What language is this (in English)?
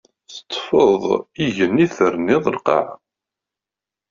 Kabyle